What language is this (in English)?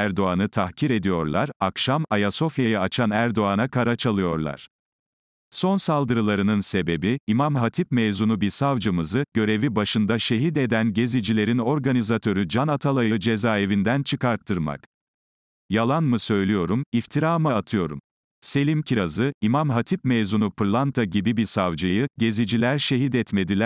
Turkish